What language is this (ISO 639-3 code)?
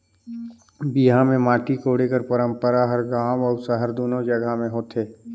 hne